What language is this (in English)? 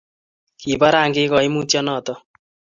Kalenjin